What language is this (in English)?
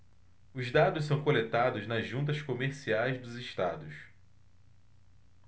Portuguese